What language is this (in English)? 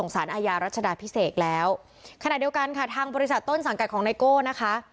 Thai